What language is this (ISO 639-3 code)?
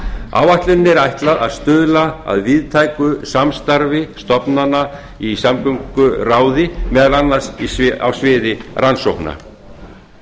isl